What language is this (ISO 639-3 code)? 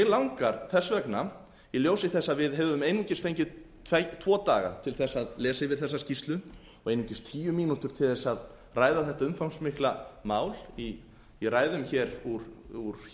isl